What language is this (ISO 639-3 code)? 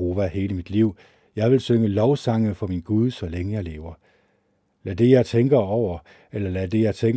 dan